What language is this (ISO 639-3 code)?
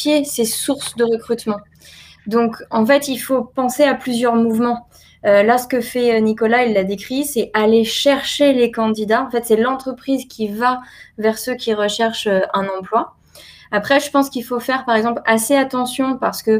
fra